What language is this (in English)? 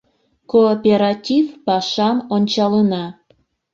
Mari